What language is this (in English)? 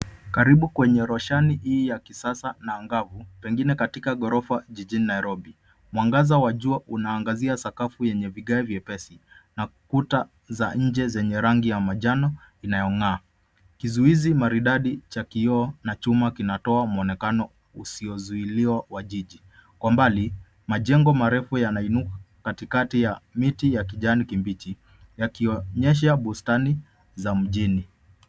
Swahili